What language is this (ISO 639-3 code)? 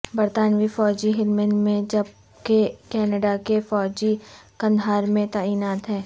urd